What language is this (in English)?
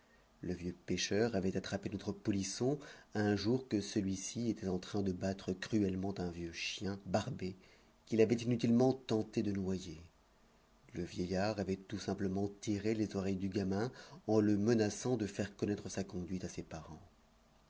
French